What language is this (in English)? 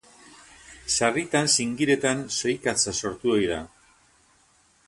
Basque